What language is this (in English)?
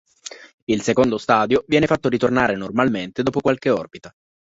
Italian